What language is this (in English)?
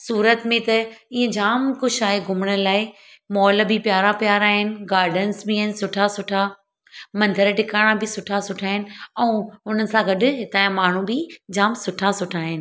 Sindhi